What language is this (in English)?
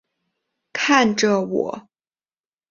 Chinese